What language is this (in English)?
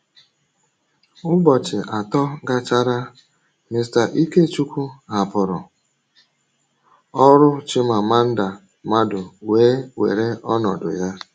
Igbo